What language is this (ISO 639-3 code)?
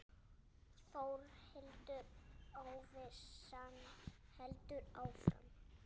isl